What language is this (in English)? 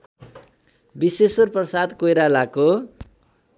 Nepali